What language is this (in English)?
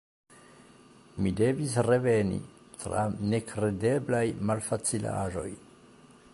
Esperanto